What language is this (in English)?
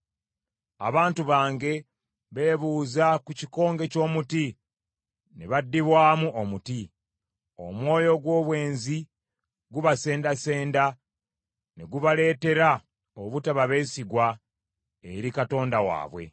Ganda